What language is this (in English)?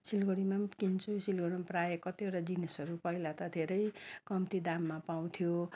Nepali